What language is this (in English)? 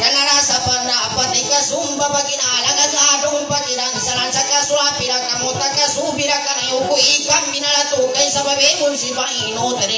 Thai